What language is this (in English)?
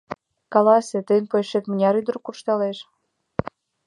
Mari